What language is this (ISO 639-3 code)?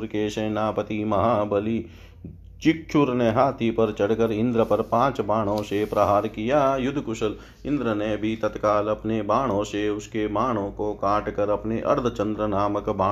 hin